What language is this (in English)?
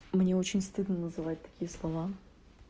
Russian